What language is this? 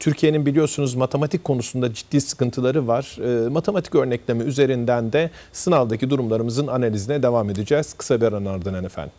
Turkish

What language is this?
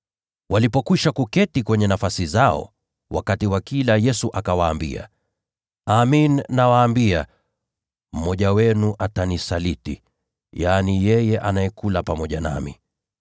Swahili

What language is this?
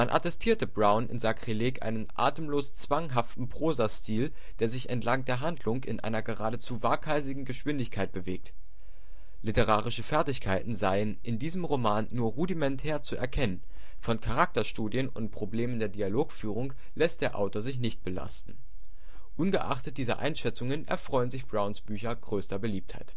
German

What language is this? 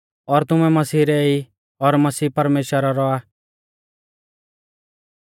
Mahasu Pahari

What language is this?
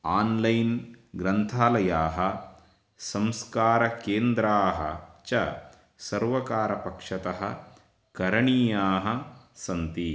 Sanskrit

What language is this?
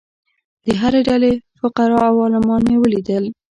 Pashto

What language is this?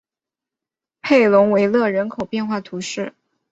Chinese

